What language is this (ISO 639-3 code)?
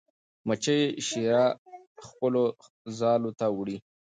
pus